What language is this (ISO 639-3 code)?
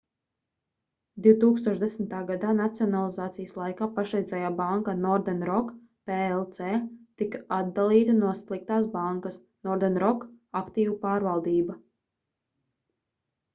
lav